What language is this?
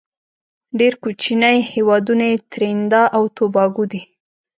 Pashto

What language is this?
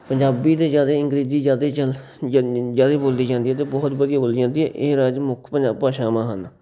Punjabi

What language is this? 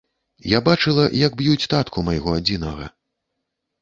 Belarusian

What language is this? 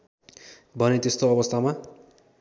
Nepali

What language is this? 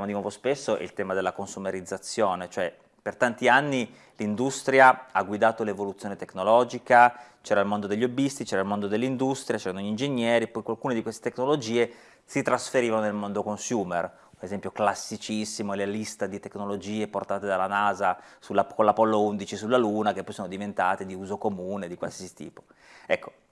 Italian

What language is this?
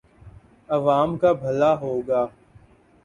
Urdu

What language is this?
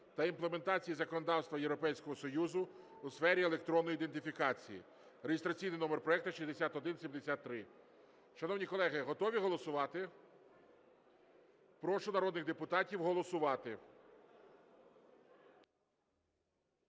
Ukrainian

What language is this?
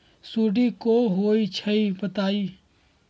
Magahi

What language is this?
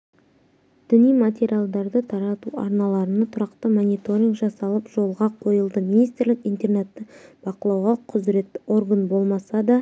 Kazakh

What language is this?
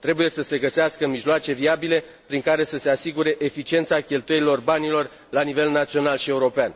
Romanian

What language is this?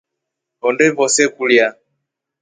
Rombo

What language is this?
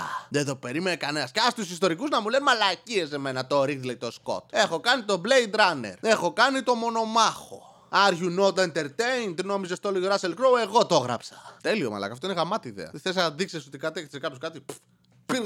Greek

